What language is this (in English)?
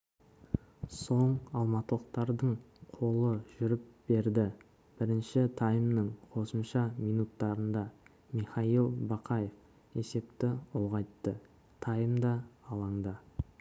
Kazakh